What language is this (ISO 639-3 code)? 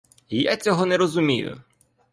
ukr